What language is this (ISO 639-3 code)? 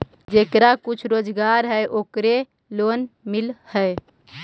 mag